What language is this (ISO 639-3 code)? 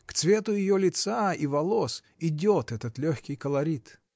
rus